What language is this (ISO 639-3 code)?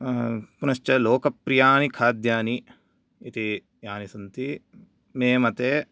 san